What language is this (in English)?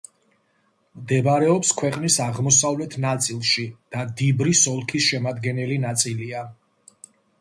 Georgian